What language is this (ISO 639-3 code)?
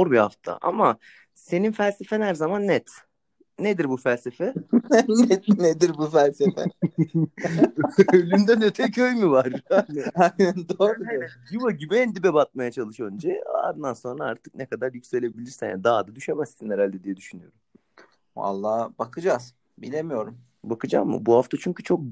tur